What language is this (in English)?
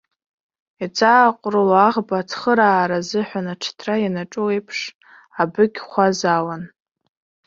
Abkhazian